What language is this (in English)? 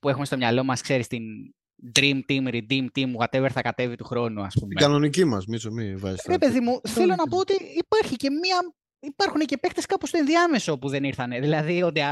Greek